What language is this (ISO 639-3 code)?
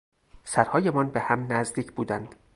fas